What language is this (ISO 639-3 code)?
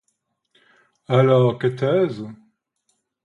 fra